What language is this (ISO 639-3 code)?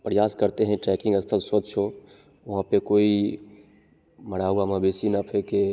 hin